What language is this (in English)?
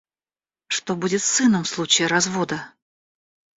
Russian